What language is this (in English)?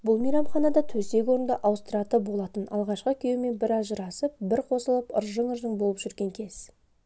Kazakh